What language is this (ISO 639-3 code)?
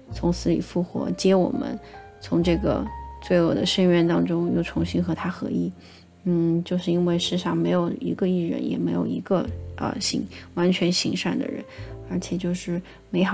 zho